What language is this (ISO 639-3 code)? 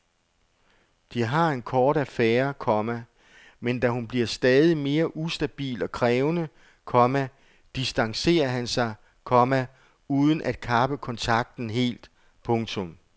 dan